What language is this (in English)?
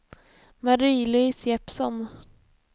Swedish